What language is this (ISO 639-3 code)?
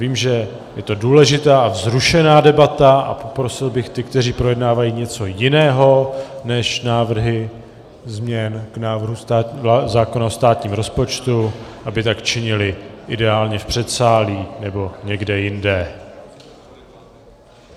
ces